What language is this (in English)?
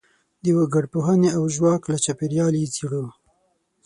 Pashto